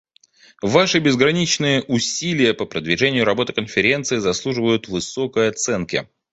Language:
Russian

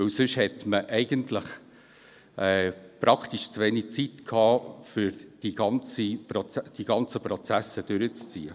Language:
Swiss German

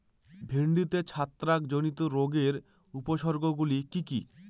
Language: Bangla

